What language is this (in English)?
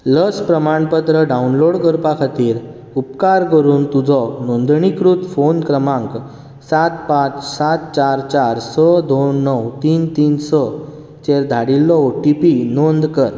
Konkani